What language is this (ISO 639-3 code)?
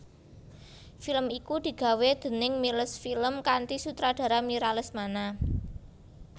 jav